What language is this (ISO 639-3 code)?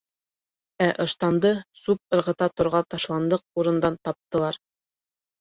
bak